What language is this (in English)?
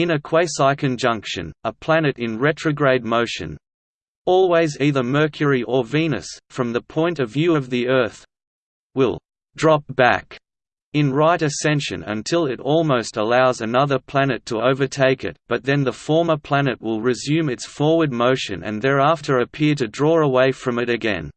English